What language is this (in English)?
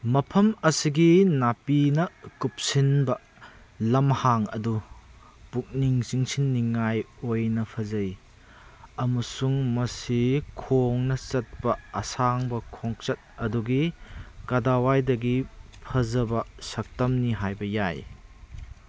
Manipuri